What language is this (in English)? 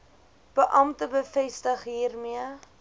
Afrikaans